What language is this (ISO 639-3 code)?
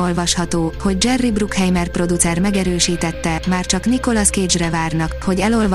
hun